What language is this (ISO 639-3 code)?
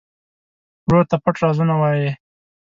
pus